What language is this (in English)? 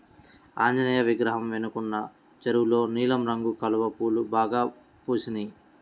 Telugu